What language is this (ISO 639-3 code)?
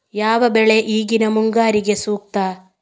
kan